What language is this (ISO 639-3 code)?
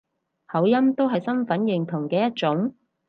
yue